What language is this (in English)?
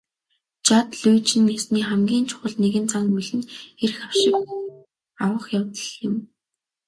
Mongolian